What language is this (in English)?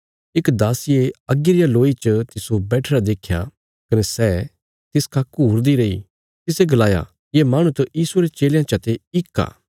Bilaspuri